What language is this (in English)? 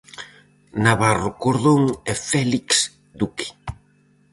Galician